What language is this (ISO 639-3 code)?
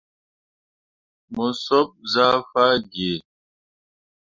mua